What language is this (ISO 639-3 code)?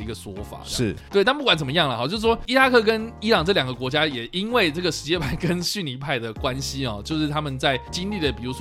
zho